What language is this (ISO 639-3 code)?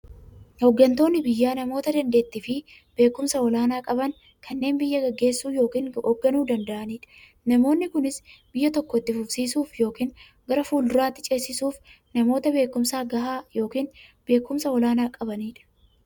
orm